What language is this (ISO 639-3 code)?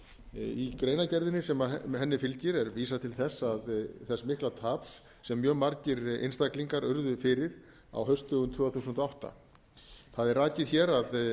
isl